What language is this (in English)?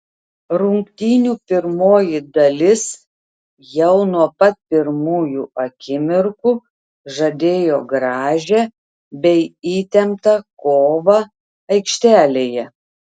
Lithuanian